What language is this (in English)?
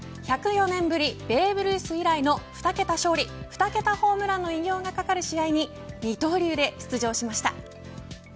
Japanese